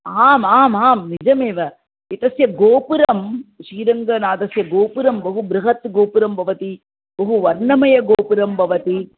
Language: Sanskrit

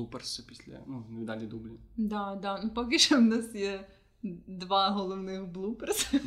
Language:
Ukrainian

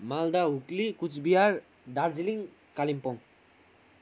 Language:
Nepali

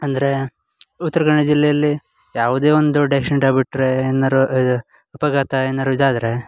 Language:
Kannada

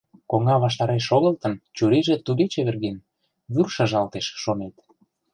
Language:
Mari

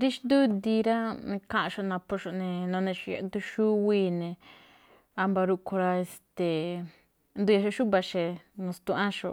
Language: Malinaltepec Me'phaa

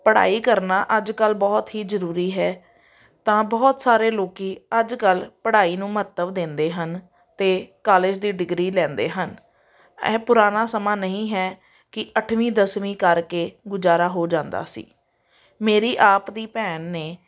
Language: Punjabi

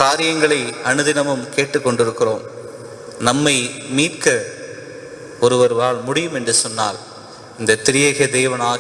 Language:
Tamil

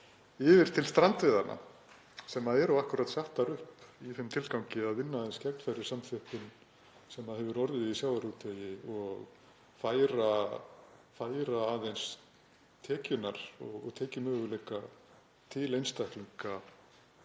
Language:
Icelandic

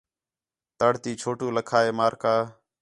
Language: Khetrani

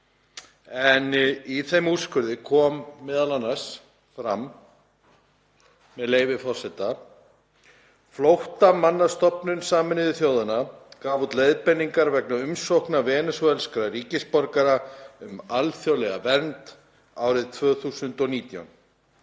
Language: Icelandic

